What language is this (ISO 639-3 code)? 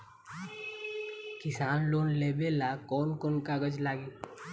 bho